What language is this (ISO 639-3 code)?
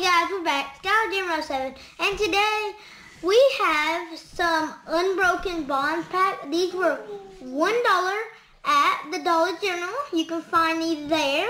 eng